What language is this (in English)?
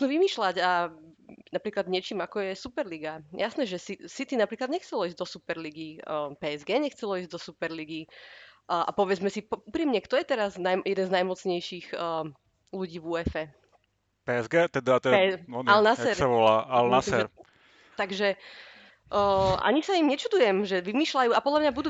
Slovak